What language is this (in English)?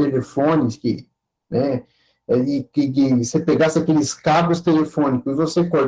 Portuguese